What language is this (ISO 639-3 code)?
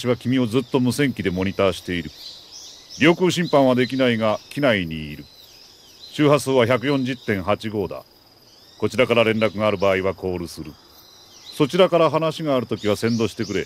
jpn